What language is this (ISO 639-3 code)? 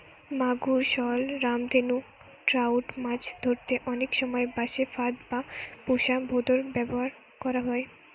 ben